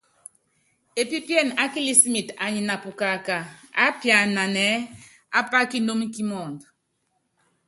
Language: Yangben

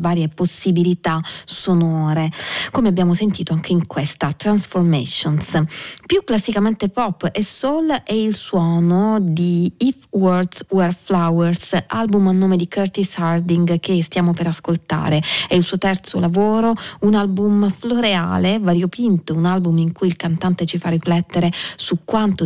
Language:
Italian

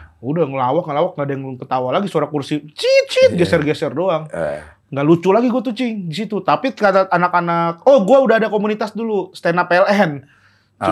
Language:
Indonesian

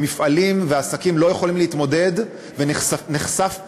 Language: Hebrew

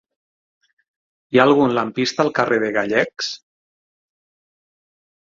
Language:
Catalan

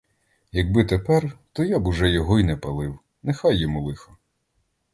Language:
Ukrainian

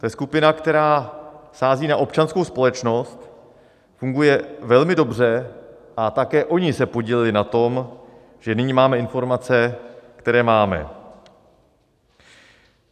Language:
Czech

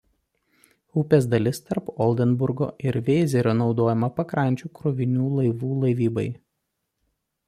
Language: Lithuanian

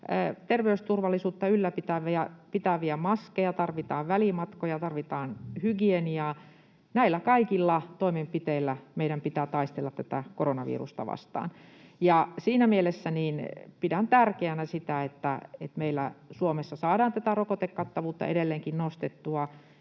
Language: Finnish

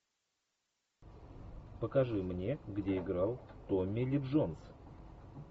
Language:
Russian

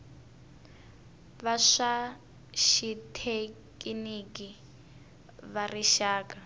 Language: Tsonga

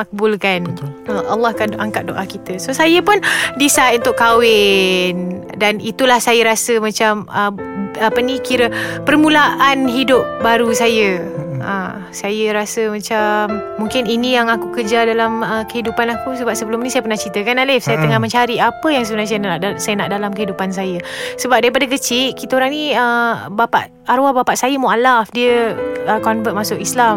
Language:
Malay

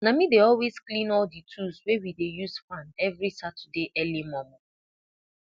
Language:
Nigerian Pidgin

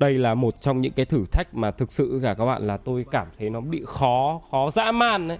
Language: Vietnamese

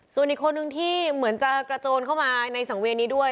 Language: Thai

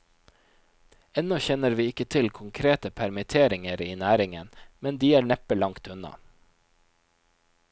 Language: Norwegian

